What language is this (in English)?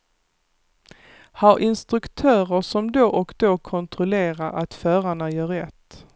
Swedish